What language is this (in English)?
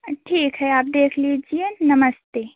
Hindi